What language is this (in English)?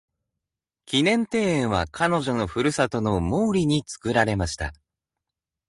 Japanese